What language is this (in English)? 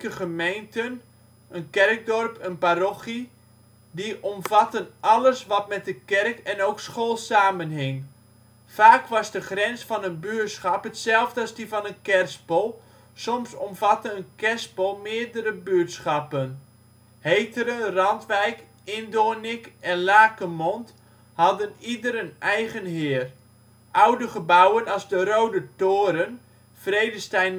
Dutch